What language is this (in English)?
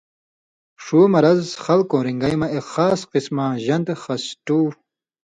Indus Kohistani